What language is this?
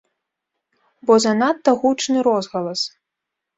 Belarusian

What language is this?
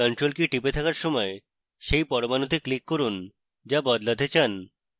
Bangla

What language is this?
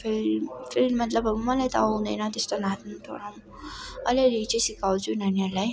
Nepali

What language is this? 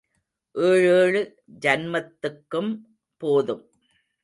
Tamil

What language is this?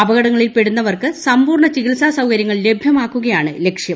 Malayalam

